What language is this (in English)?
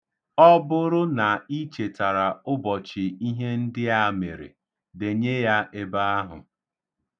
Igbo